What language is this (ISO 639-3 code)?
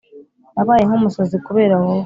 kin